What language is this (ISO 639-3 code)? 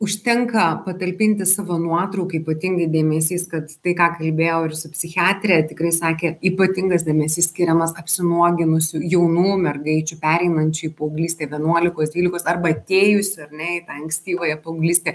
lit